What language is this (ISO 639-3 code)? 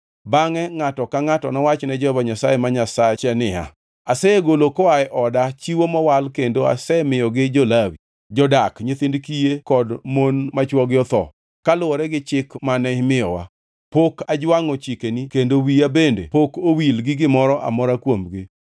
luo